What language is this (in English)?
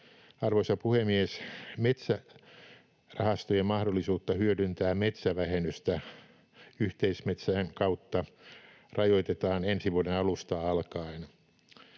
Finnish